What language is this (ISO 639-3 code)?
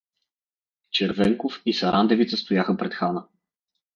bul